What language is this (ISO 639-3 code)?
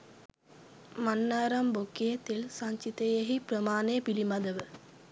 sin